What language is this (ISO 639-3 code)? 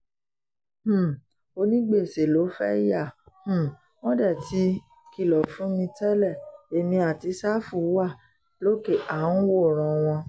yor